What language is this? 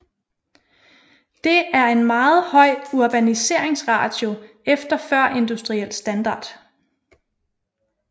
Danish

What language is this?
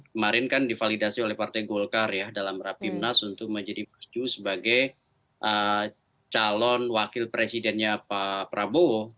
Indonesian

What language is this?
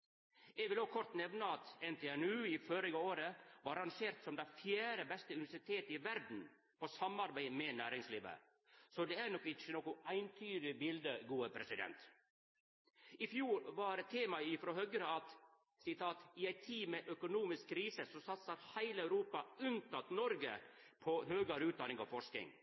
Norwegian Nynorsk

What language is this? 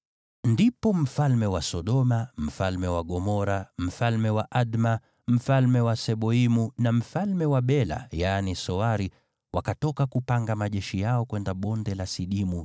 Swahili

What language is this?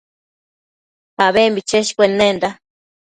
Matsés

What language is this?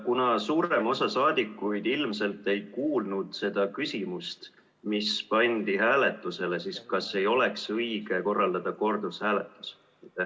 Estonian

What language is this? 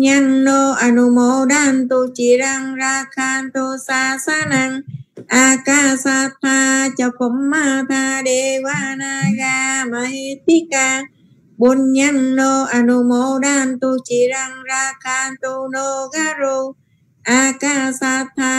Vietnamese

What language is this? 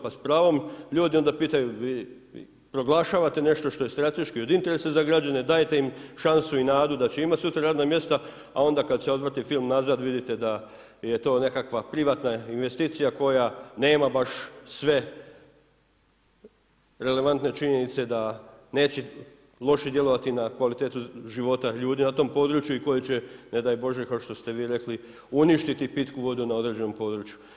Croatian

